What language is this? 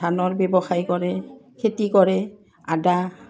Assamese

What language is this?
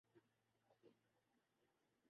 Urdu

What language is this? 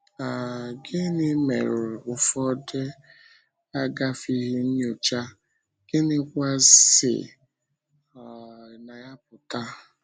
Igbo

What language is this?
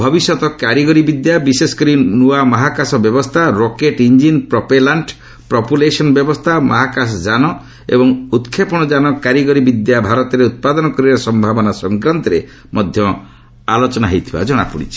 Odia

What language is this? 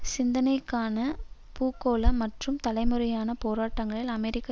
Tamil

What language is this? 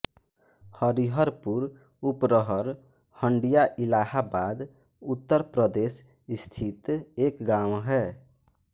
Hindi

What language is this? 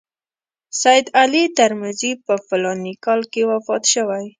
Pashto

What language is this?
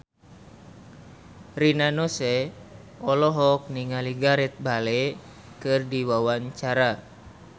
Sundanese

